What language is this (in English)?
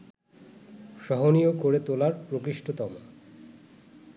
Bangla